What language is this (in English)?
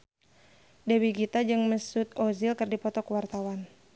Sundanese